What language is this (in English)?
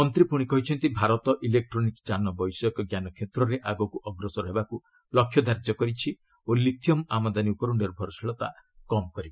Odia